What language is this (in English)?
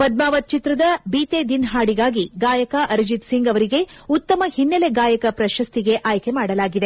Kannada